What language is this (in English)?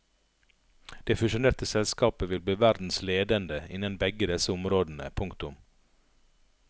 Norwegian